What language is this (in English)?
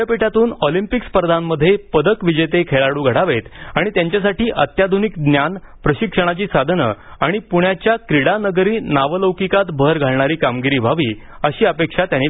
Marathi